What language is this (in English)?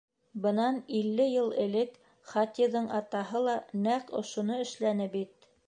Bashkir